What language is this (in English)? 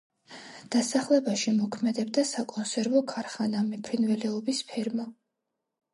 Georgian